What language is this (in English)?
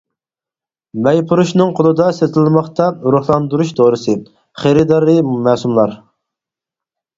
Uyghur